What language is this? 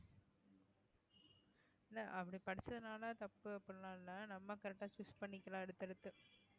Tamil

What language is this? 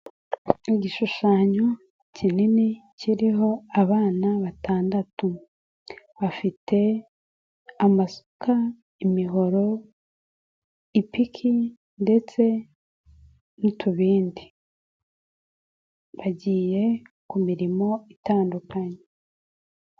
Kinyarwanda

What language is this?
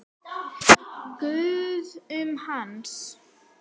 Icelandic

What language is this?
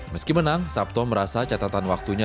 Indonesian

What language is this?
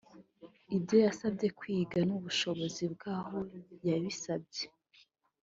Kinyarwanda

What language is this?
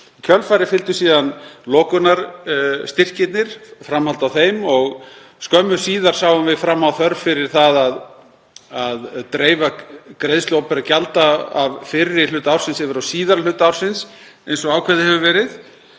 Icelandic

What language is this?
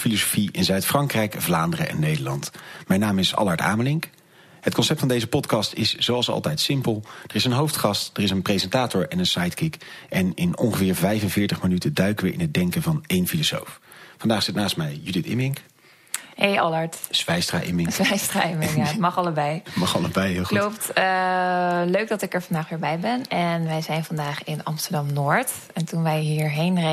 Dutch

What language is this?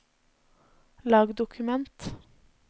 Norwegian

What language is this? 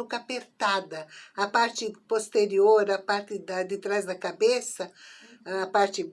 Portuguese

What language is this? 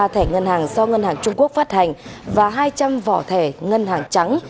Vietnamese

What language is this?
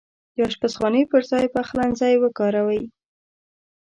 Pashto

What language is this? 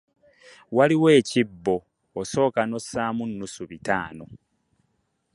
Ganda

